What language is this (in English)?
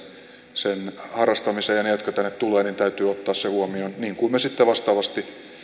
Finnish